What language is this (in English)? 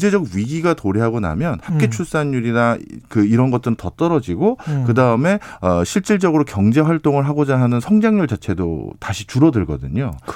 Korean